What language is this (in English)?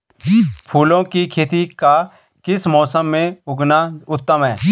Hindi